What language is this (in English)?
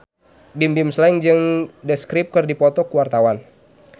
Sundanese